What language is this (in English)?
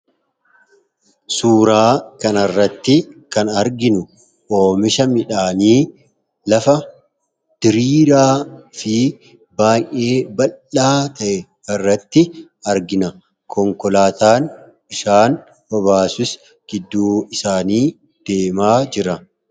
Oromo